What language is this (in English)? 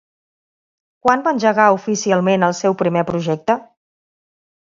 Catalan